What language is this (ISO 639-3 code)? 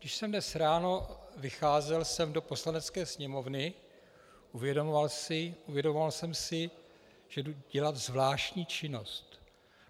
ces